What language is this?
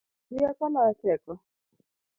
Luo (Kenya and Tanzania)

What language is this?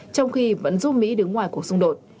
Vietnamese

